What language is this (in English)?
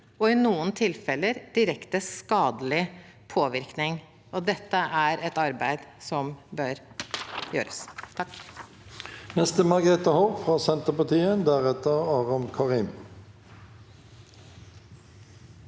Norwegian